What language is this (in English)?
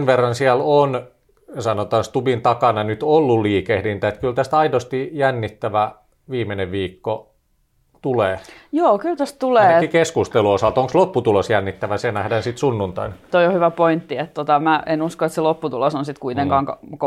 Finnish